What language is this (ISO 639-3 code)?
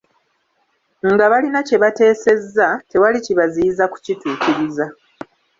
lug